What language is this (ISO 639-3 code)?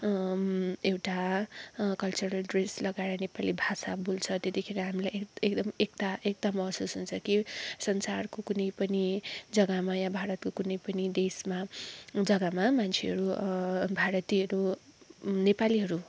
nep